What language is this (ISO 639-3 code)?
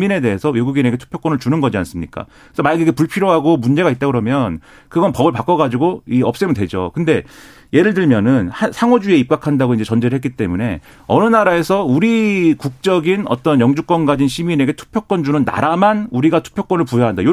kor